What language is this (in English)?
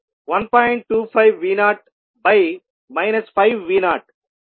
Telugu